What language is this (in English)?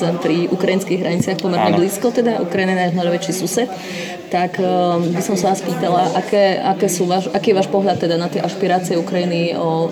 Slovak